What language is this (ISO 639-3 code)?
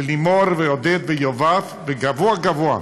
heb